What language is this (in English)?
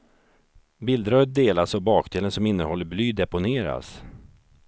Swedish